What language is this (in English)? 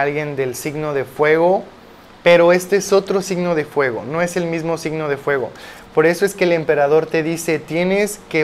Spanish